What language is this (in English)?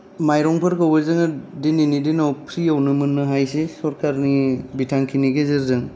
Bodo